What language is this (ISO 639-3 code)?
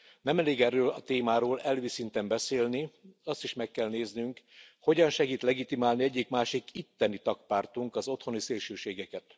hun